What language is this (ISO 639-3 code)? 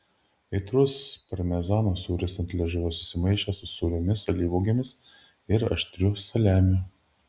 lit